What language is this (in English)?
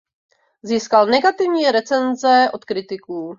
Czech